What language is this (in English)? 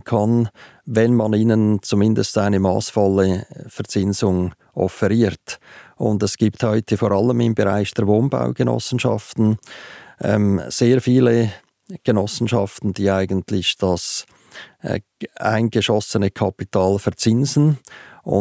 German